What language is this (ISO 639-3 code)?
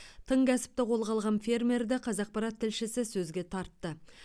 kaz